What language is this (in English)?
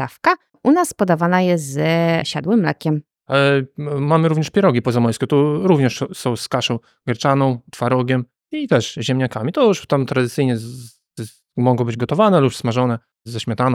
Polish